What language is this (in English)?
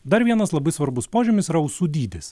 Lithuanian